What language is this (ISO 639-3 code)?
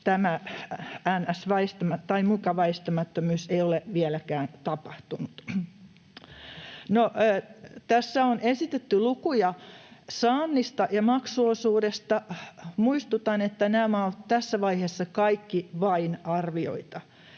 fin